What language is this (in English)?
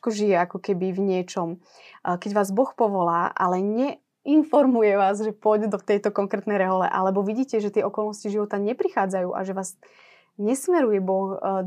Slovak